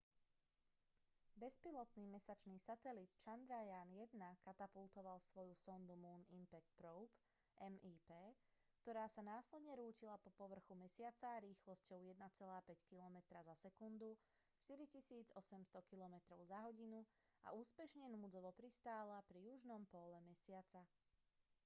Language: Slovak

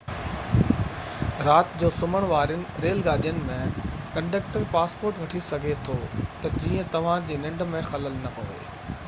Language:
Sindhi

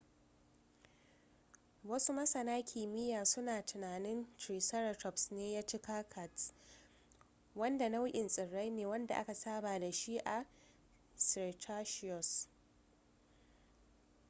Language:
Hausa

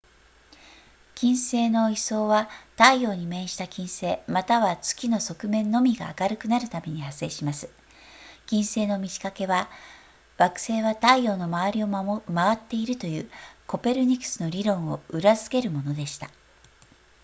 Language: Japanese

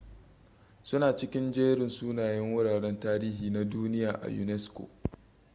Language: Hausa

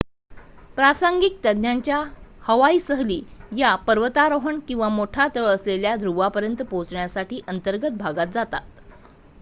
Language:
Marathi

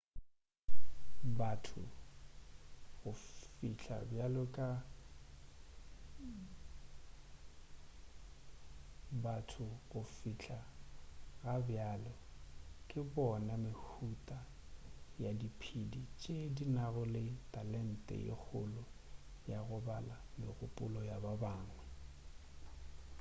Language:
Northern Sotho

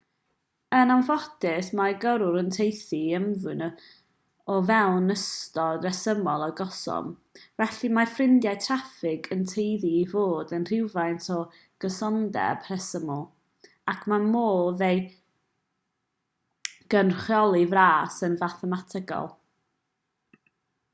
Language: Welsh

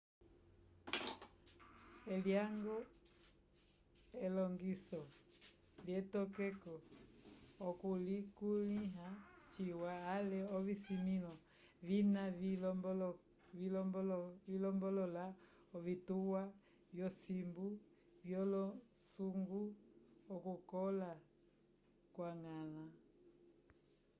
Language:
Umbundu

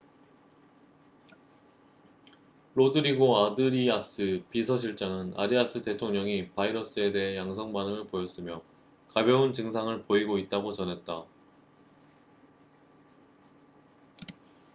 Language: Korean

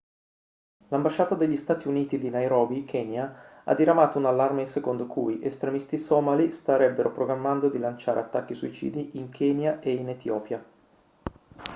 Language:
Italian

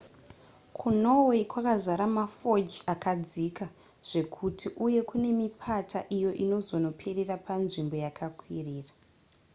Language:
Shona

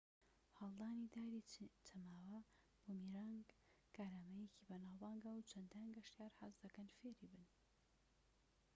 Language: Central Kurdish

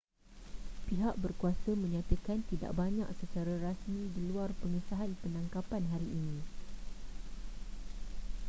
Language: Malay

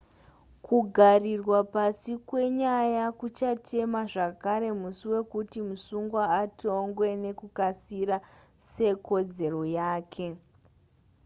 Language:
Shona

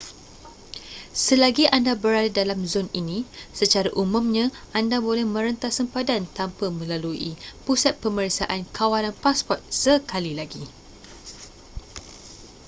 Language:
Malay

